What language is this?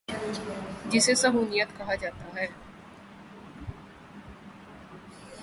Urdu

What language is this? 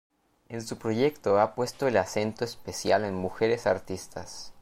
Spanish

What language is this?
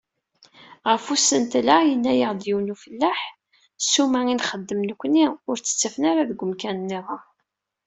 Kabyle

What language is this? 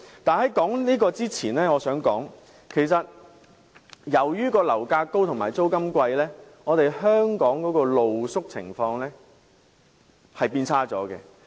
Cantonese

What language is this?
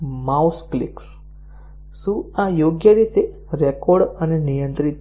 Gujarati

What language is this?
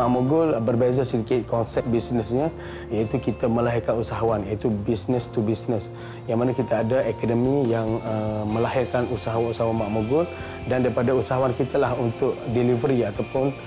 Malay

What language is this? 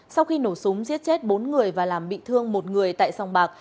Vietnamese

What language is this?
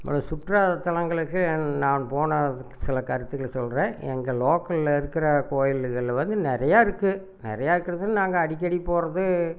Tamil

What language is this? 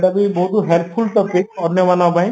Odia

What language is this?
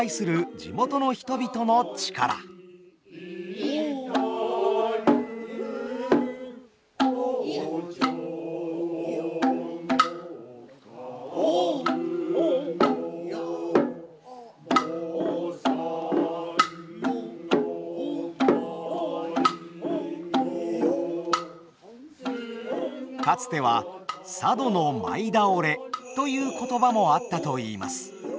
Japanese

